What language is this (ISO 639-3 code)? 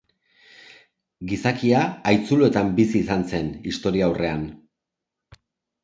eus